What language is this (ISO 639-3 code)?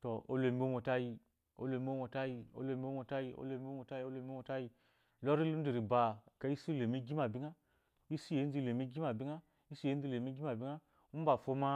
afo